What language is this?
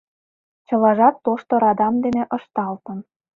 Mari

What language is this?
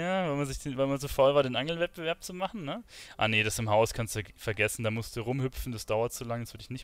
German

